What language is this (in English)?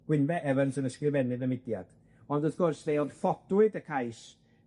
Welsh